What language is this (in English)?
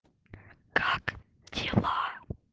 Russian